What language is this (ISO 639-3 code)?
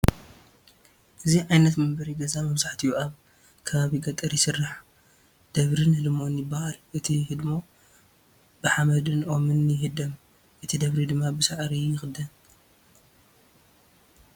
tir